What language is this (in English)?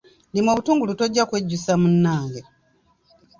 Ganda